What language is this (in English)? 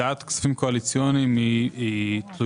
Hebrew